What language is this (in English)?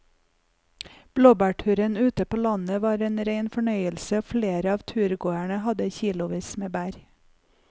Norwegian